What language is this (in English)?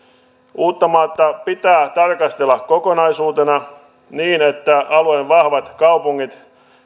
Finnish